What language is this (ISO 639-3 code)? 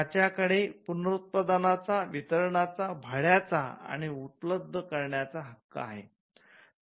mar